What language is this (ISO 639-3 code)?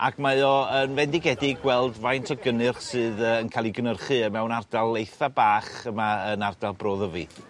cym